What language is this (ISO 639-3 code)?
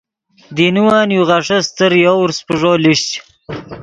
ydg